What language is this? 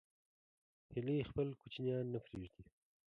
Pashto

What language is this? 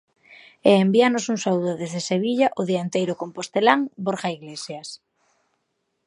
Galician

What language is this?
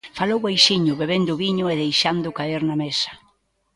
Galician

